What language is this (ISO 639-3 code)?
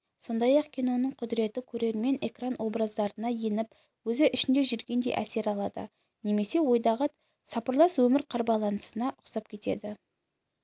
kaz